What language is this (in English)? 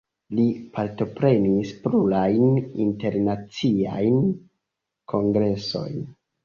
Esperanto